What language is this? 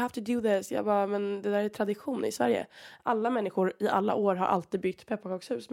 Swedish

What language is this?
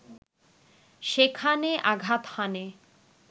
Bangla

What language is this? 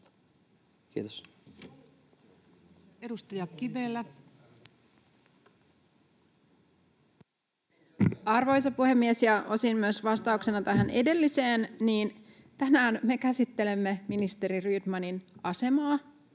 Finnish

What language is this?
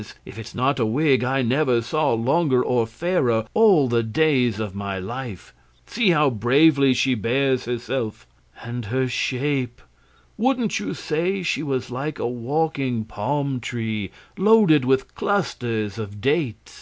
English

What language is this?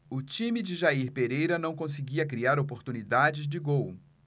Portuguese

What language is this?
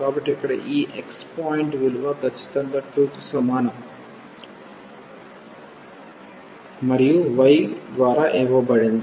Telugu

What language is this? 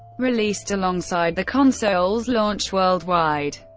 English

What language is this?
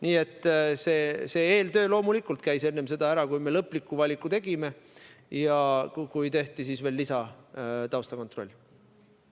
Estonian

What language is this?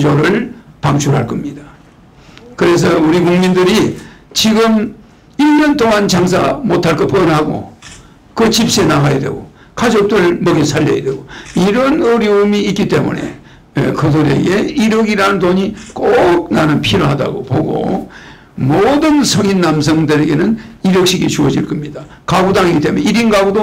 Korean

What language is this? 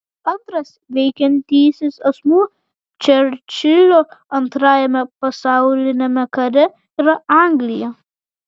Lithuanian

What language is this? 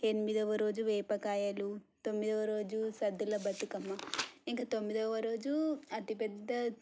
Telugu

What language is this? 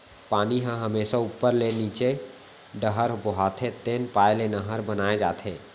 Chhattisgarhi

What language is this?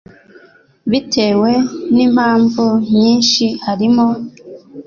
Kinyarwanda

